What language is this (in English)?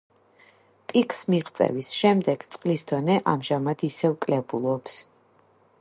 Georgian